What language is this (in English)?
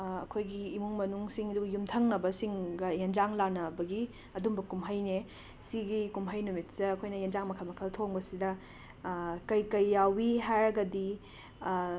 Manipuri